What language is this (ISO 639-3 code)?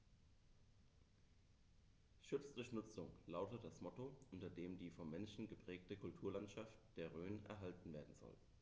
deu